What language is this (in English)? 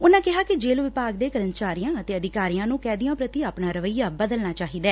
Punjabi